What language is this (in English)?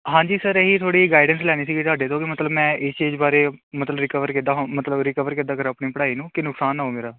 Punjabi